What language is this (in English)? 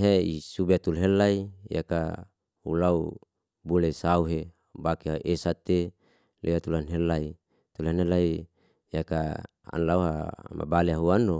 Liana-Seti